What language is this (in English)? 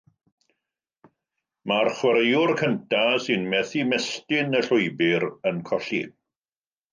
Welsh